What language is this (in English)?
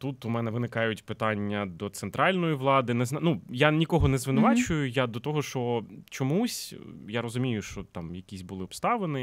Ukrainian